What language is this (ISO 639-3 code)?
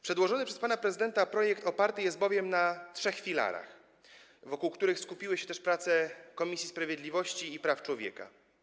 pol